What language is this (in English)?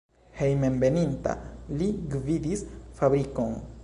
Esperanto